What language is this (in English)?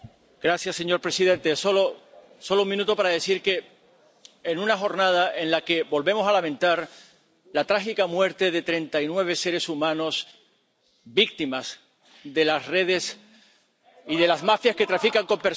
Spanish